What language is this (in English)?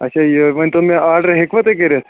Kashmiri